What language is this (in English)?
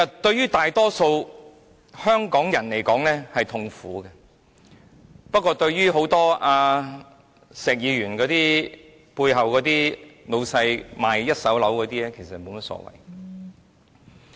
Cantonese